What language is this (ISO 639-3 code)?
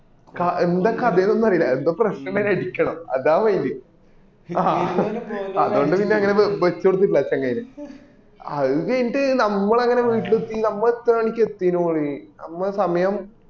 mal